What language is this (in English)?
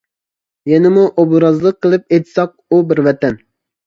Uyghur